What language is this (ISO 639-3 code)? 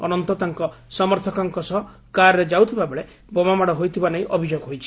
ori